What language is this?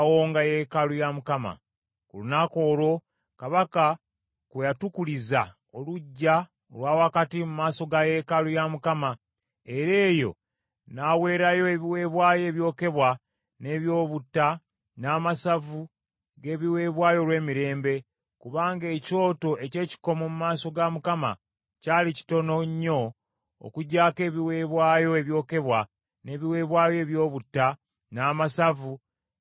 Ganda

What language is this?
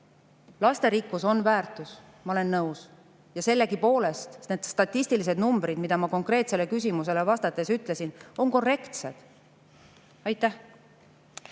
Estonian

